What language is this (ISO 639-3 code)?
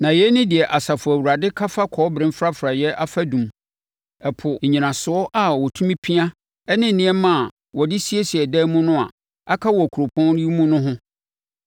aka